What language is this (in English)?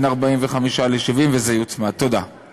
Hebrew